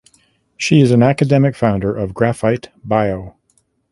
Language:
English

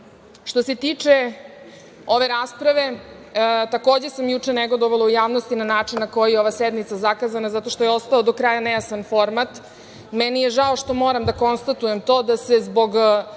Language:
Serbian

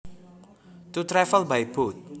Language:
Javanese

